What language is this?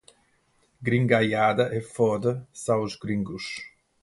Portuguese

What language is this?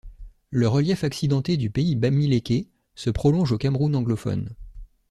French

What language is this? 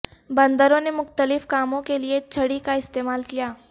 Urdu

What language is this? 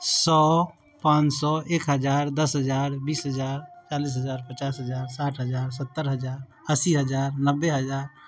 Maithili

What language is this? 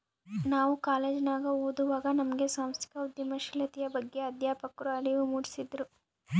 Kannada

